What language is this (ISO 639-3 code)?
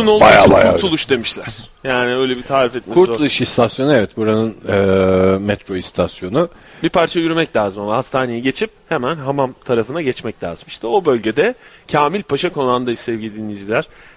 tur